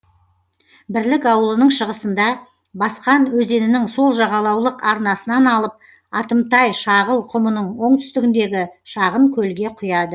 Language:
Kazakh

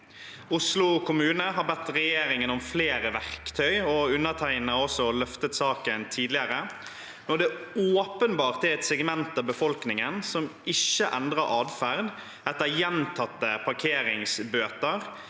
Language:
Norwegian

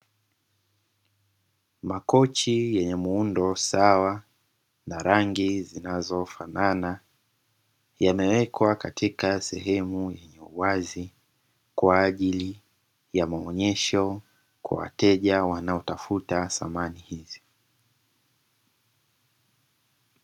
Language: Swahili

